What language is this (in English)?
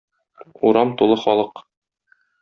Tatar